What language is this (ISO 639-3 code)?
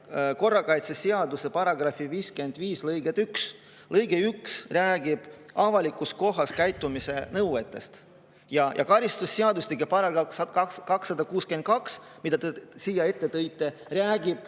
est